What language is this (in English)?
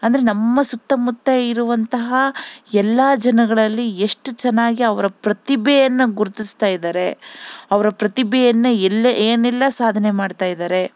Kannada